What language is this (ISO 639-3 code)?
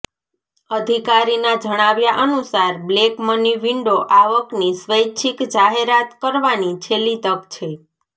guj